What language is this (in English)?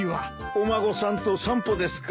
Japanese